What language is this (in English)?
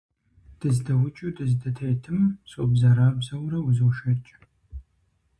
Kabardian